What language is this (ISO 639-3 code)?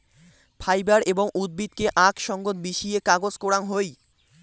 ben